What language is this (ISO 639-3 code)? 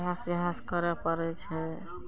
mai